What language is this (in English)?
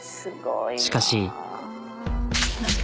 Japanese